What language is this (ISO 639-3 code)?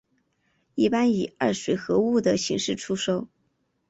zho